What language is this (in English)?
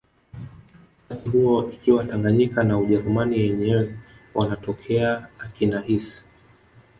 Swahili